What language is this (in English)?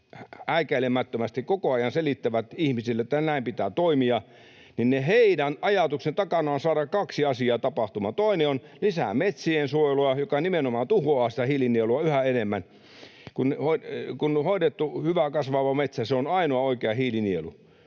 Finnish